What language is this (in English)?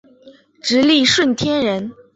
Chinese